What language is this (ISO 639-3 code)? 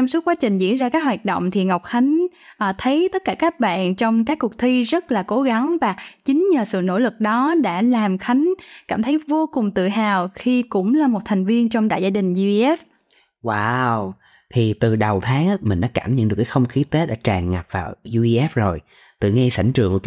vie